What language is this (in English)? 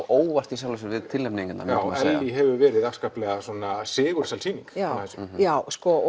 Icelandic